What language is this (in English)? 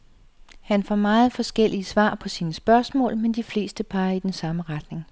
Danish